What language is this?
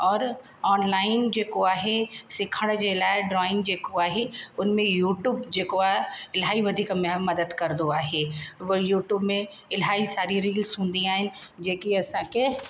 Sindhi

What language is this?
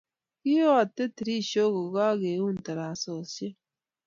Kalenjin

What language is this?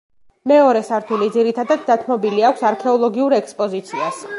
Georgian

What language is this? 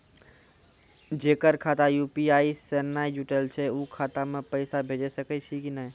Maithili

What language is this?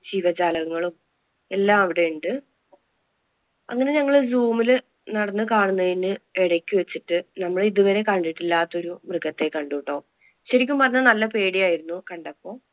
Malayalam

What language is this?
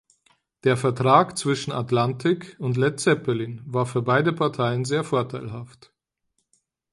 German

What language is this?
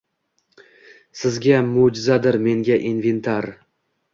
Uzbek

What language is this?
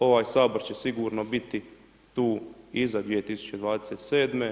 Croatian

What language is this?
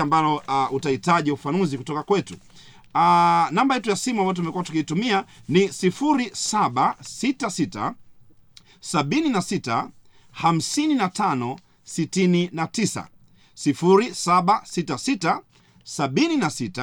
Swahili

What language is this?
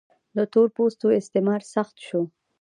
Pashto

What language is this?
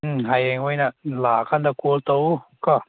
Manipuri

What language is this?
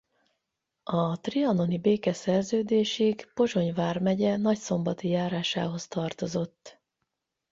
Hungarian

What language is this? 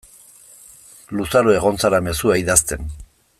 Basque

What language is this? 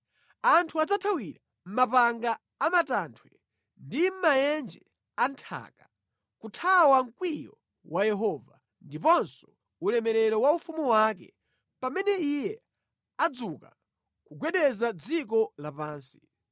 Nyanja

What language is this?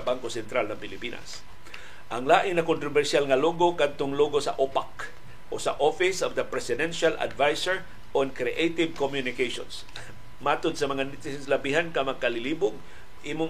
Filipino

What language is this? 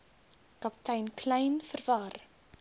Afrikaans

